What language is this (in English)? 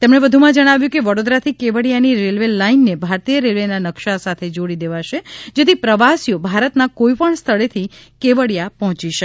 Gujarati